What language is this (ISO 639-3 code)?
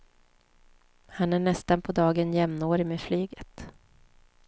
swe